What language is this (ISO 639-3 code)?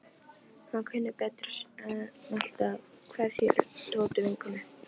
isl